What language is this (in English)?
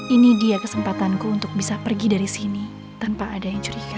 Indonesian